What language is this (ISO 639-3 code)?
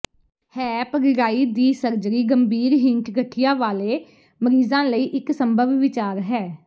pan